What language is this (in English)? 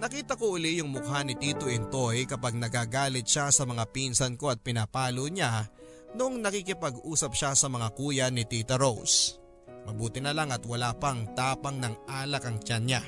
Filipino